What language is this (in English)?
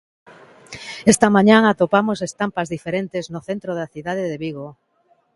Galician